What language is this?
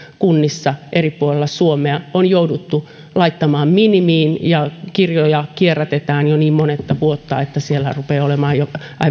Finnish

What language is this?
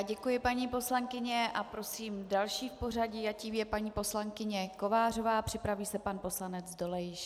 Czech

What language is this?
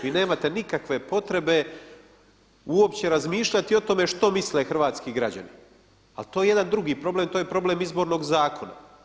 Croatian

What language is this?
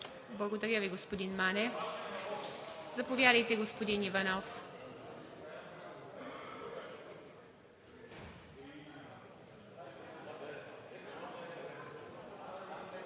Bulgarian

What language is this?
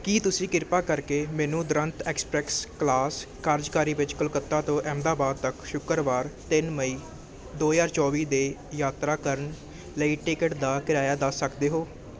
Punjabi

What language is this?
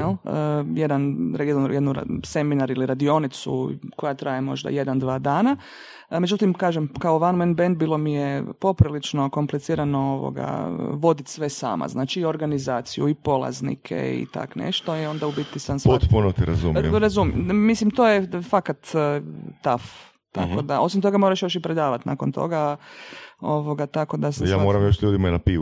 Croatian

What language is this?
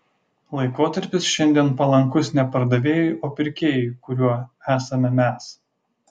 Lithuanian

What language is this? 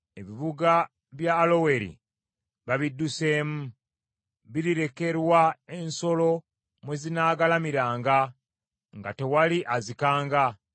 Ganda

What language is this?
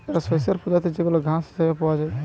Bangla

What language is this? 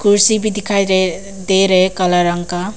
Hindi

